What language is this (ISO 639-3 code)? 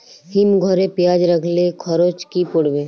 ben